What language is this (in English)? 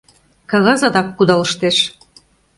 Mari